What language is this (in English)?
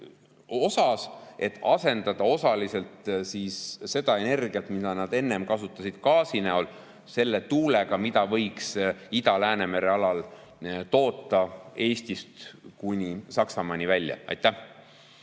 Estonian